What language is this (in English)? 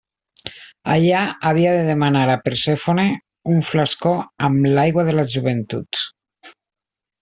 Catalan